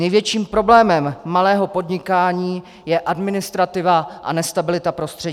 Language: Czech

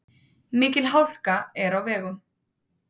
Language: Icelandic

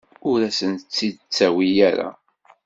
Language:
Kabyle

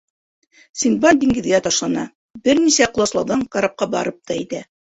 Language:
Bashkir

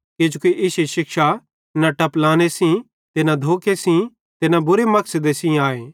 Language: Bhadrawahi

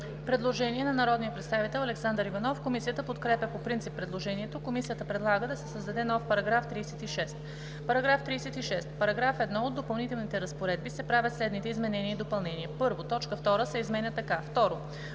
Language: Bulgarian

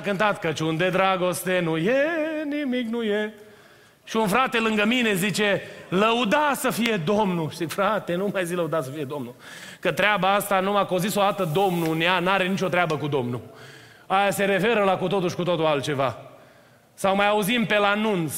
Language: Romanian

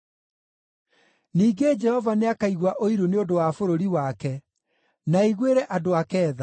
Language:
Kikuyu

